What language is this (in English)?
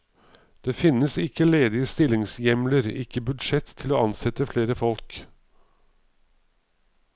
Norwegian